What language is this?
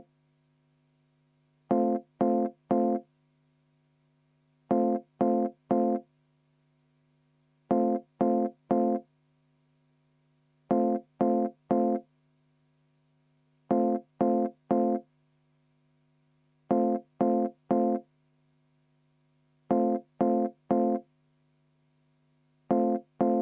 Estonian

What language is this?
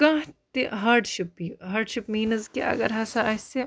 Kashmiri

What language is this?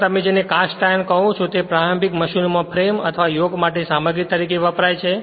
Gujarati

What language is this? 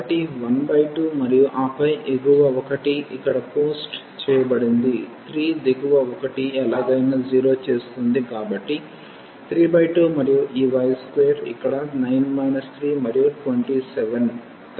Telugu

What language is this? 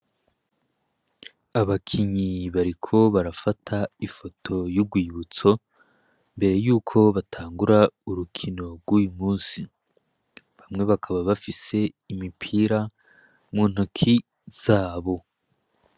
Rundi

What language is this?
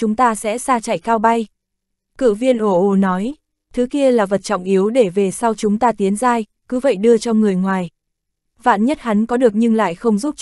Vietnamese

